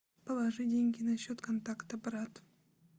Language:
Russian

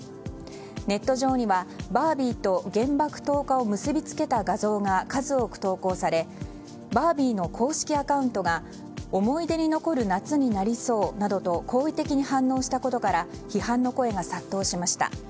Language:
Japanese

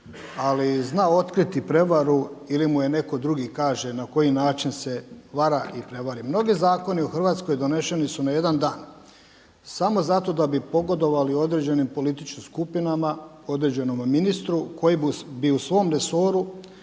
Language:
Croatian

